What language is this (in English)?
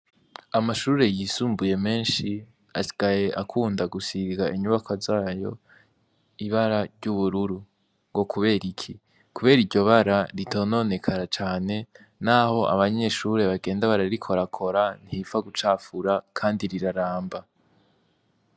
Rundi